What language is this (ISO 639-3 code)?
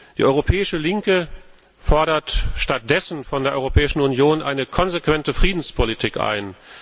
deu